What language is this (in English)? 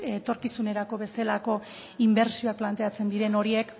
Basque